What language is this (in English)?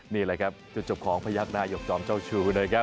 Thai